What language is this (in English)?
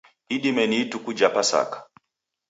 Taita